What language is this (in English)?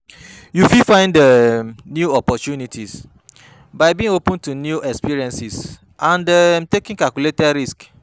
Nigerian Pidgin